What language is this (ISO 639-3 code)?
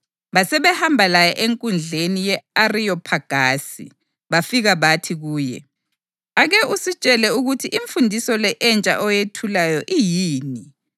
nde